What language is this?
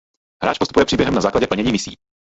Czech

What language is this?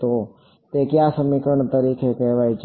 Gujarati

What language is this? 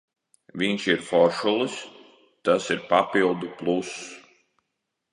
Latvian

